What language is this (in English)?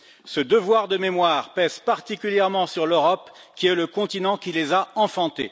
French